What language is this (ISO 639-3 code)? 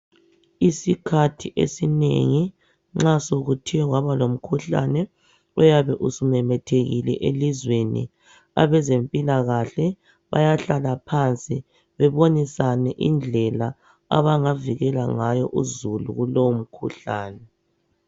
nde